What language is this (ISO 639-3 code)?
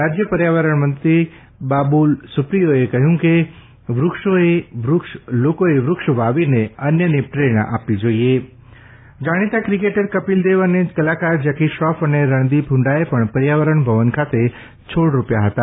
guj